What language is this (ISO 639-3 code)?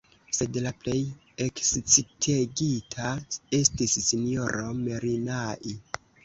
epo